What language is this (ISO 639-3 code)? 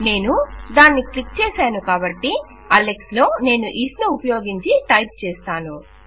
tel